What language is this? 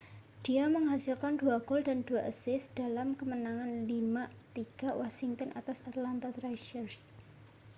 Indonesian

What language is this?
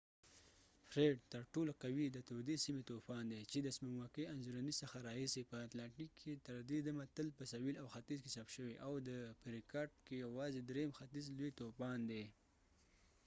Pashto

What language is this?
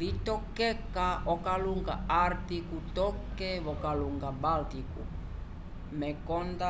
Umbundu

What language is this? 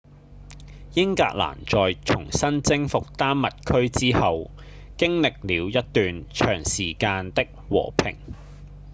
Cantonese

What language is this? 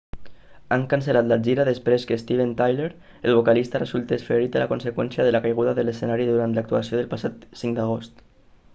Catalan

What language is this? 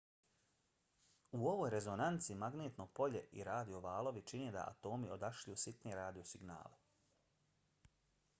Bosnian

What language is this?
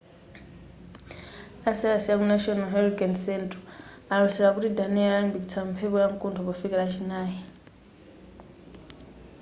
Nyanja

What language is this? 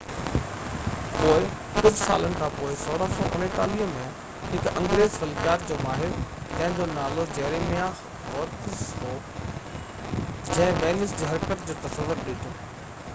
Sindhi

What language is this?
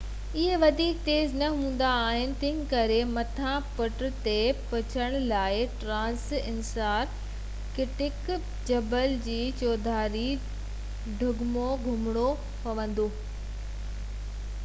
Sindhi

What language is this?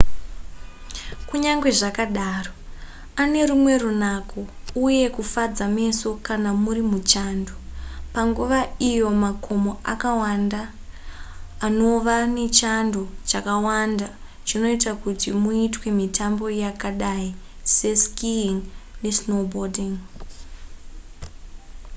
Shona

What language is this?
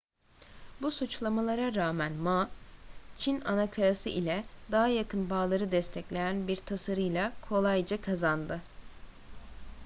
Turkish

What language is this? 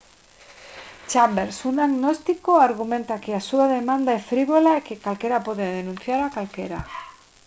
Galician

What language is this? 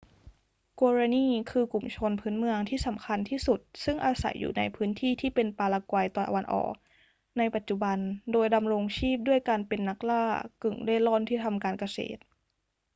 Thai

